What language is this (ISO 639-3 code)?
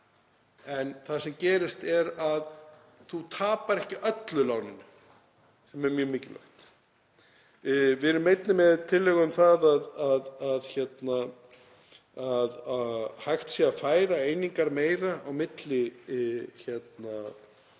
isl